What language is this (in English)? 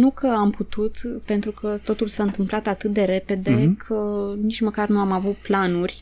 Romanian